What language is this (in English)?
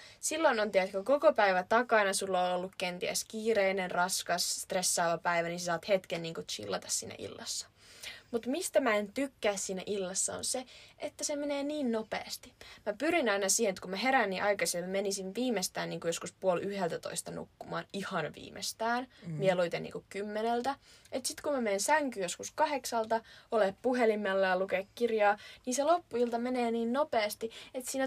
Finnish